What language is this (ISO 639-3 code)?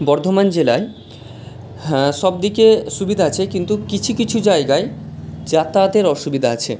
ben